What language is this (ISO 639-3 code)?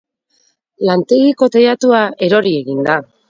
eus